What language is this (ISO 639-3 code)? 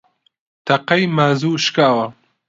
ckb